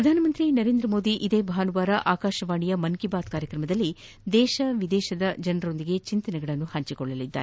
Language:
Kannada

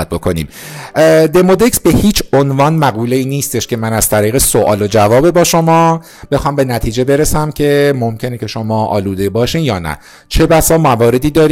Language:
Persian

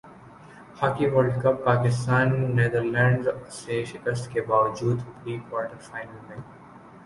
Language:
Urdu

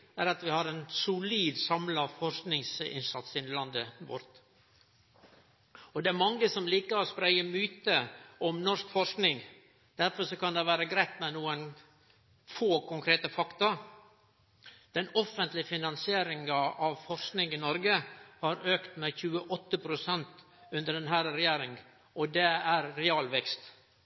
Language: Norwegian Nynorsk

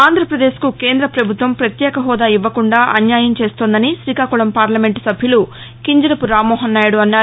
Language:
Telugu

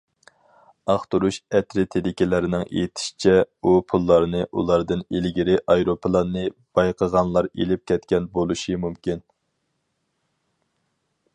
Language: Uyghur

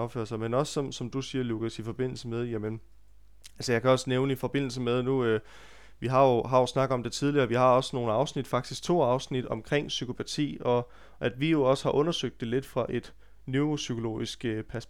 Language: Danish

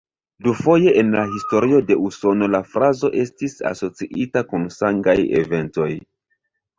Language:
Esperanto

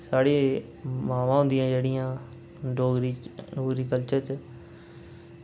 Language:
Dogri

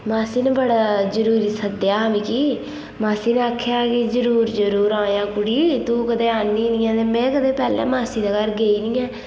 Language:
Dogri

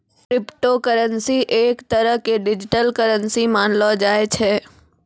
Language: Maithili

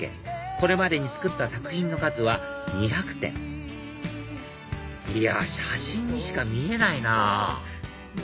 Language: Japanese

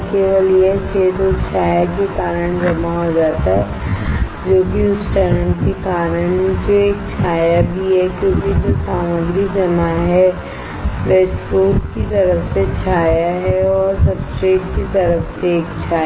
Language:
Hindi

